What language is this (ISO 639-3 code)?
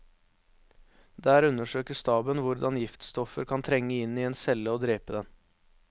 nor